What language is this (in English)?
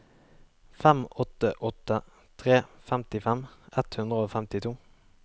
Norwegian